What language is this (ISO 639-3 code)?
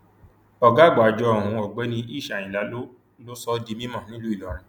yor